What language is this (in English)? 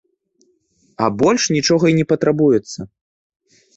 Belarusian